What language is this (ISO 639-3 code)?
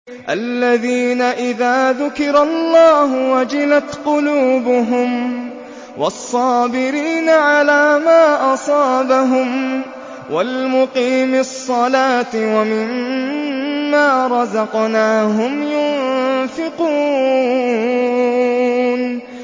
ara